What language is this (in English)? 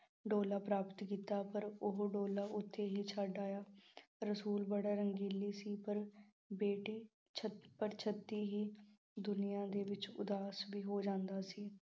Punjabi